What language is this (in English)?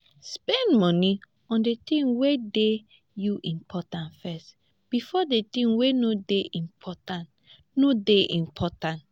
Nigerian Pidgin